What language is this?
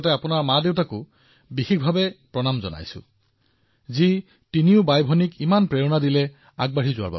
Assamese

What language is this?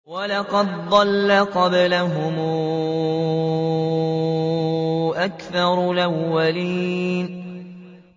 Arabic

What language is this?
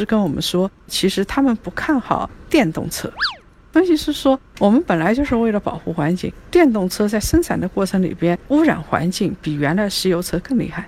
Chinese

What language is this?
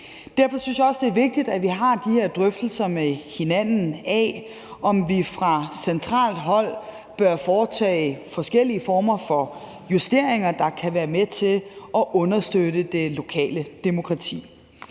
Danish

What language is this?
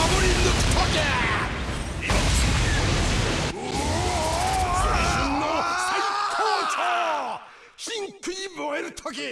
Japanese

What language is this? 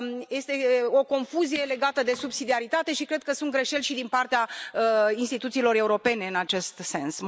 Romanian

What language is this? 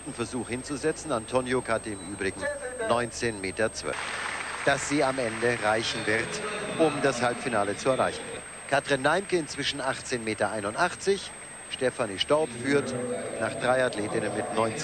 German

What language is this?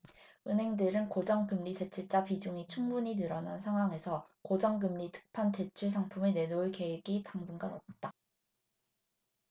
Korean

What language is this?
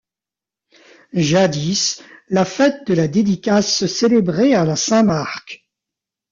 French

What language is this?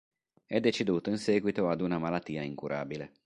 Italian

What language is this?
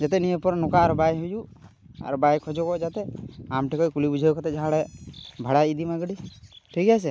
Santali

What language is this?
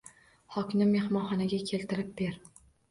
Uzbek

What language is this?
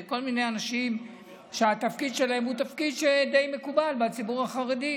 Hebrew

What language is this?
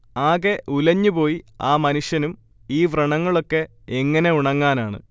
Malayalam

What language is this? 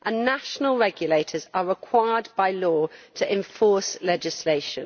English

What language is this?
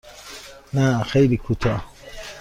Persian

